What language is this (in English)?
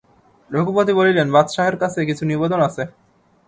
Bangla